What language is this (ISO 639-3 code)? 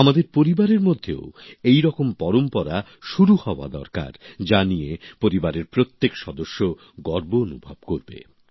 ben